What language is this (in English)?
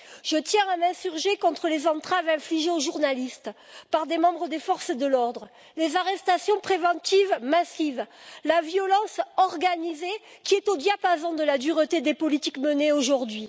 French